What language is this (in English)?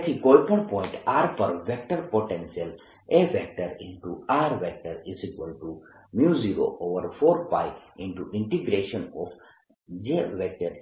Gujarati